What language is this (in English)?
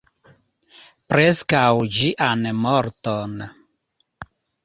Esperanto